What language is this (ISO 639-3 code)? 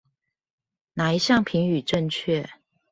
zho